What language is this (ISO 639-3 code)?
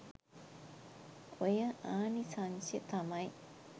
sin